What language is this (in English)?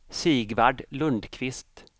Swedish